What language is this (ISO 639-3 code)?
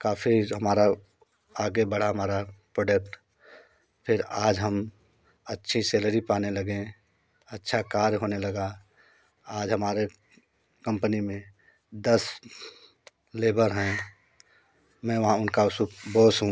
hin